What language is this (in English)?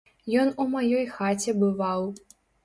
Belarusian